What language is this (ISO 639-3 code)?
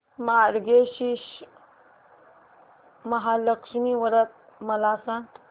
mar